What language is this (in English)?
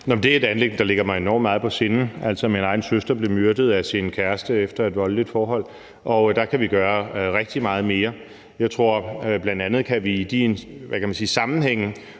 Danish